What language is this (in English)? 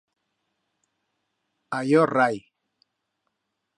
Aragonese